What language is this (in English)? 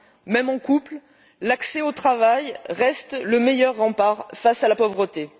French